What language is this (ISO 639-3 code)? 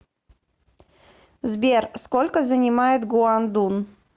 rus